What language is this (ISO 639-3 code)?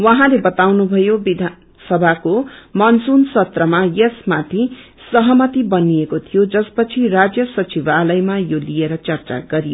nep